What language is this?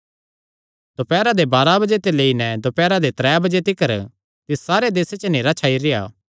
Kangri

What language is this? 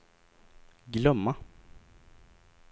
Swedish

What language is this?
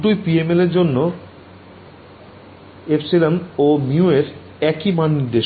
Bangla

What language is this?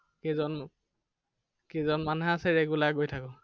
Assamese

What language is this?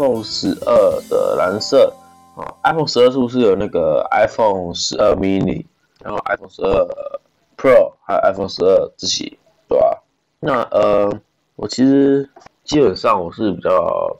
Chinese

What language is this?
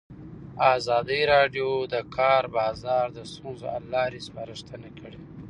Pashto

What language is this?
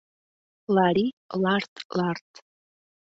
Mari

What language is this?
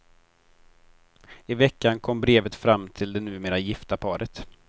Swedish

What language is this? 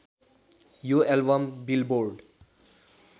Nepali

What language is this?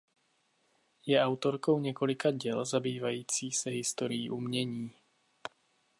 Czech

